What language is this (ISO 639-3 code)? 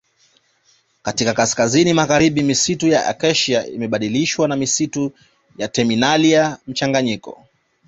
swa